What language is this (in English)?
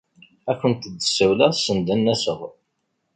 Kabyle